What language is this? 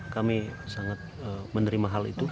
Indonesian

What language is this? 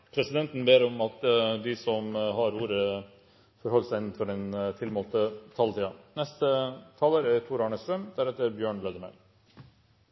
Norwegian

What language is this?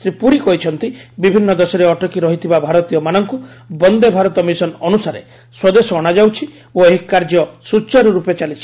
Odia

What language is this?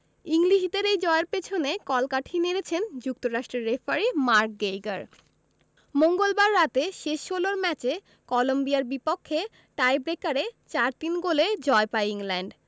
Bangla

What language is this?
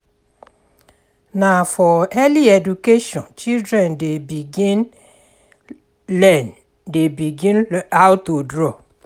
Nigerian Pidgin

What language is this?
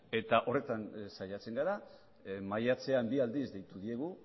Basque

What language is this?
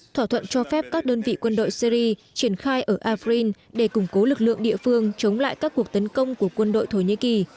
Vietnamese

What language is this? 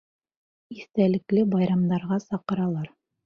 Bashkir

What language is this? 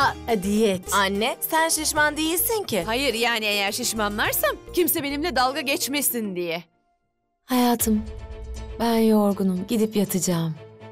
Turkish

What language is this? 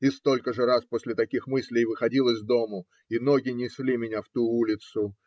Russian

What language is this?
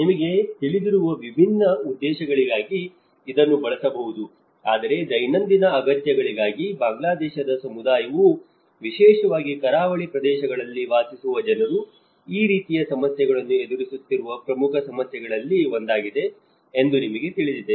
Kannada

